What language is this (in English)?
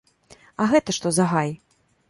Belarusian